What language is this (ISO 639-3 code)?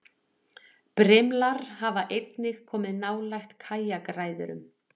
isl